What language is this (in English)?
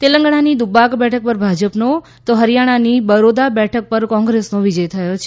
Gujarati